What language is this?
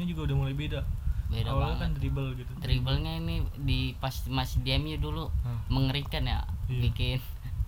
Indonesian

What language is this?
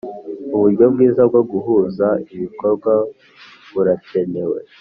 Kinyarwanda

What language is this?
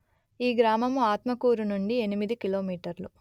Telugu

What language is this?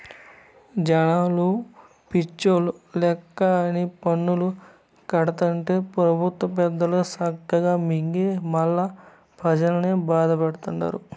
Telugu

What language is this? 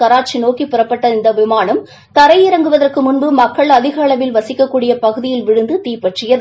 Tamil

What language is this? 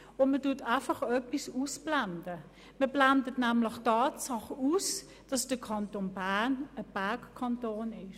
Swiss German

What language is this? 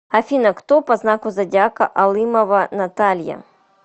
Russian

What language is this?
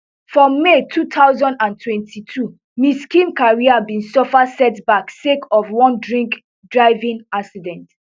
Nigerian Pidgin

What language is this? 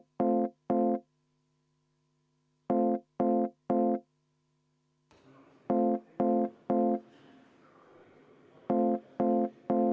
Estonian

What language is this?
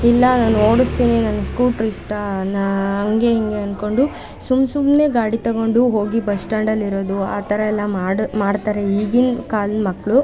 Kannada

